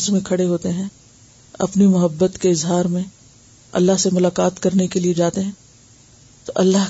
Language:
Urdu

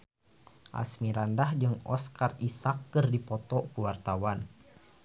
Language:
Sundanese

